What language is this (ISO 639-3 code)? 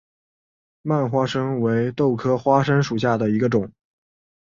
zho